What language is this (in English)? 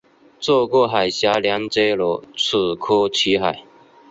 Chinese